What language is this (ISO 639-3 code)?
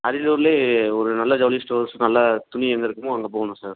tam